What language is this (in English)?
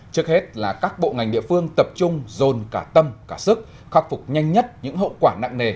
Vietnamese